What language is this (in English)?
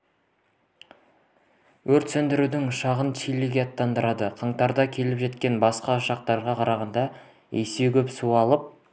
Kazakh